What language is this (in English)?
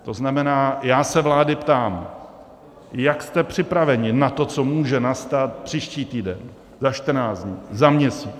Czech